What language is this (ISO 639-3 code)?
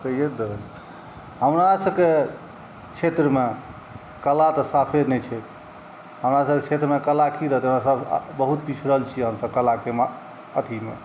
mai